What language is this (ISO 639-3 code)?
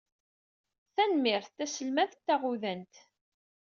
kab